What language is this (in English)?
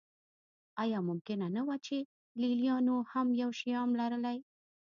Pashto